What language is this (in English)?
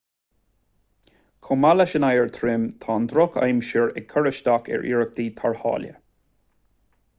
Irish